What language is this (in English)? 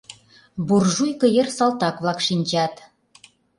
Mari